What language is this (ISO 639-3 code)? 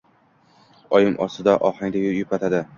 uzb